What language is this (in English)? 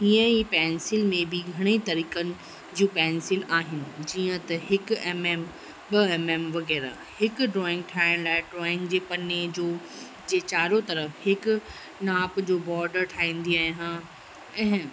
Sindhi